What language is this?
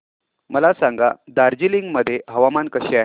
Marathi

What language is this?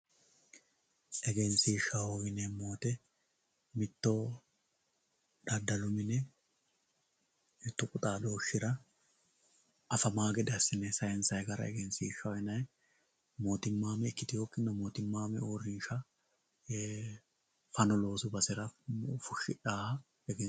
Sidamo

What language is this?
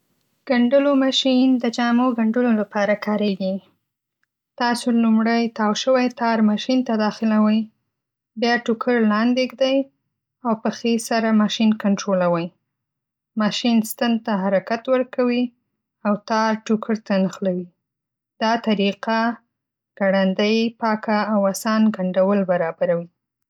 Pashto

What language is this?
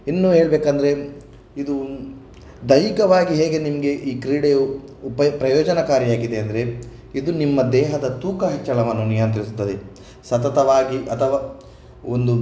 Kannada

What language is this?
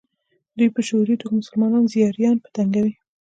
Pashto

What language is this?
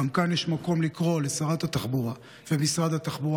Hebrew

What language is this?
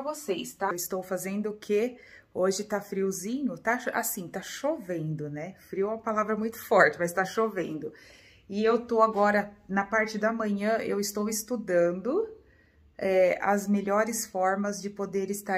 Portuguese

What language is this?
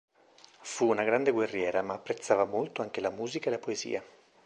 Italian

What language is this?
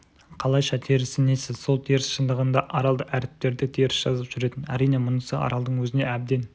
Kazakh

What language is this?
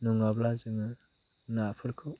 Bodo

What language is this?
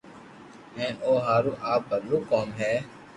Loarki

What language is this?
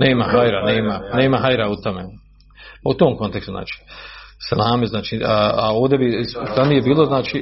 Croatian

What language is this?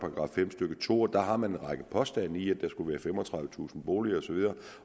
Danish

